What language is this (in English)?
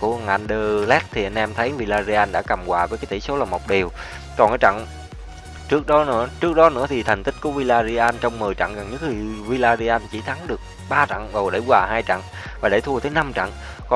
Vietnamese